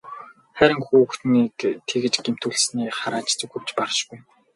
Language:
Mongolian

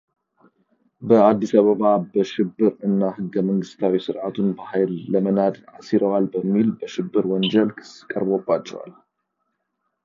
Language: Amharic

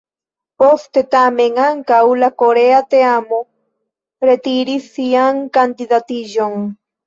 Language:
Esperanto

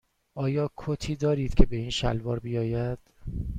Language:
Persian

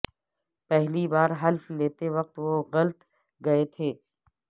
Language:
Urdu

